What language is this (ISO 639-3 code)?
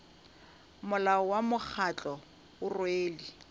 nso